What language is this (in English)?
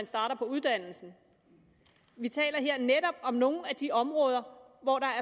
Danish